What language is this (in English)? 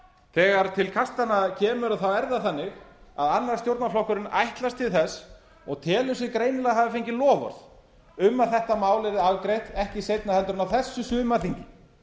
Icelandic